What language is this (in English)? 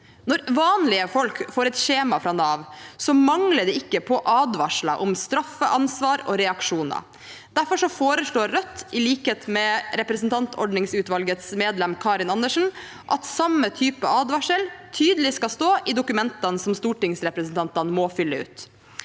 Norwegian